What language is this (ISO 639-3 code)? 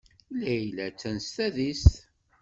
kab